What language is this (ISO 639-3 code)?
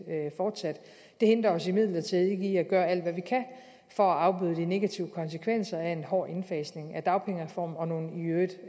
dan